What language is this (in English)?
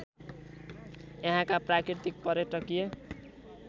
Nepali